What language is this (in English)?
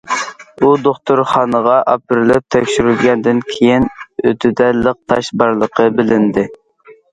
Uyghur